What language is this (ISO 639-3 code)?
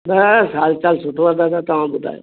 snd